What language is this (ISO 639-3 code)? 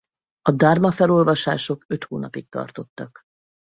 hun